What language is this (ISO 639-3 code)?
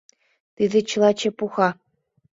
chm